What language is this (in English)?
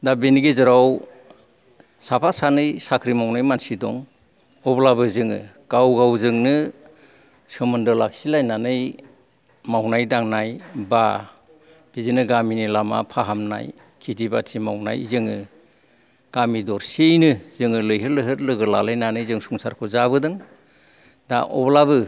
Bodo